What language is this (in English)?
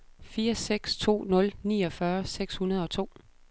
Danish